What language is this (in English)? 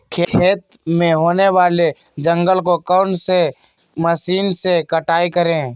Magahi